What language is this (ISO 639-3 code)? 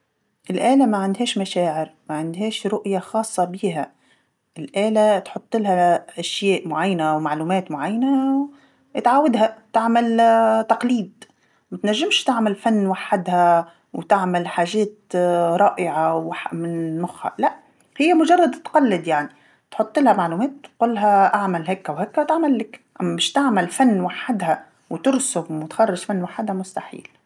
aeb